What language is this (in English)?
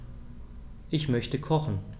German